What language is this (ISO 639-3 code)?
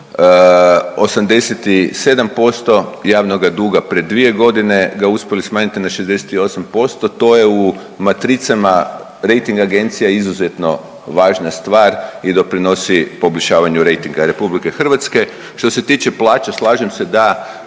hrv